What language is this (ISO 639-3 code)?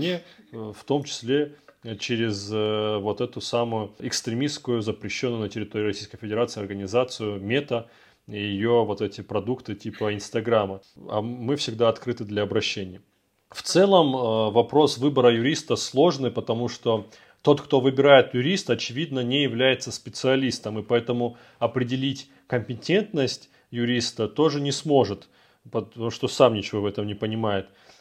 rus